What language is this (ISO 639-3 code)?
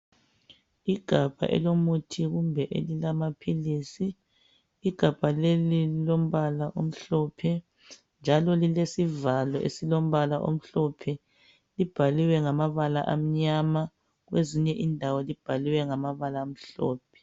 nde